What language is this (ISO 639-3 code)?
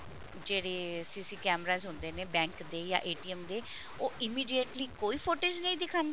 pan